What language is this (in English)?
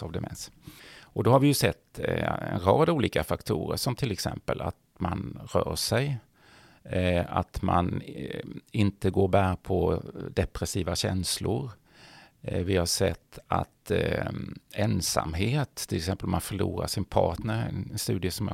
Swedish